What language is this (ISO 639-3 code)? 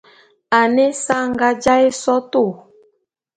bum